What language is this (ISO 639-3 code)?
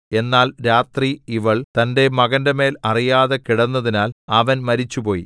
mal